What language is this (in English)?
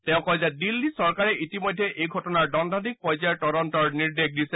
Assamese